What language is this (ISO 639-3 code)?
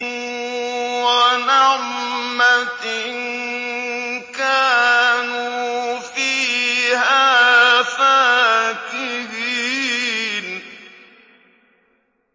ara